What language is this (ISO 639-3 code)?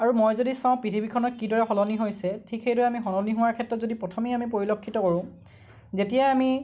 asm